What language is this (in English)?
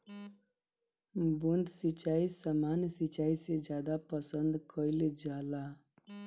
Bhojpuri